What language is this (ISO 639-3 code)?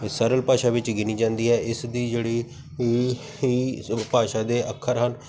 pan